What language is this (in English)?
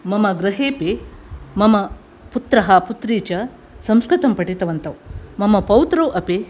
Sanskrit